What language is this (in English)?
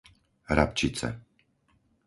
Slovak